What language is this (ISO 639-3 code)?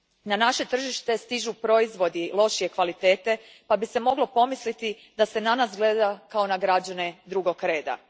hrv